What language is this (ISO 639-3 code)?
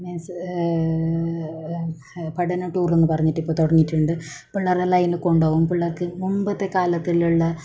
mal